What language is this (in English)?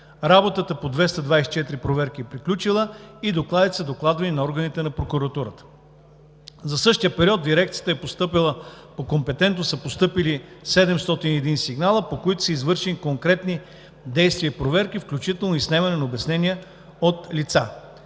Bulgarian